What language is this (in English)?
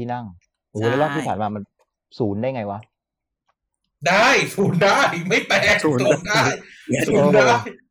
Thai